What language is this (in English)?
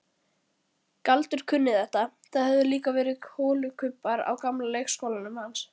Icelandic